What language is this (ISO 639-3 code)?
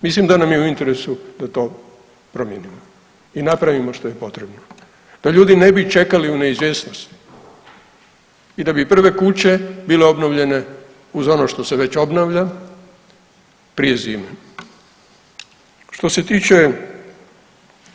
hrv